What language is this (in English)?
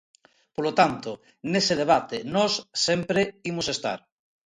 Galician